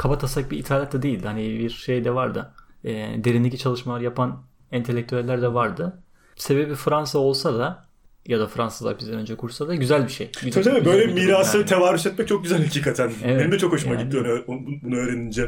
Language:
Turkish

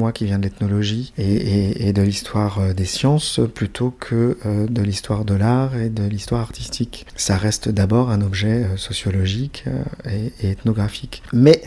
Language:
French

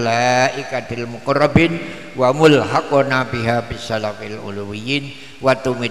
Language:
Indonesian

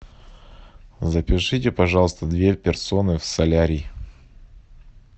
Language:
Russian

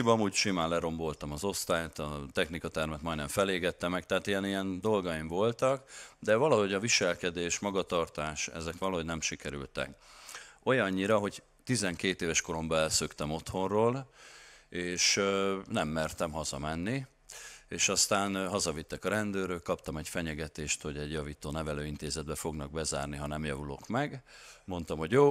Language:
Hungarian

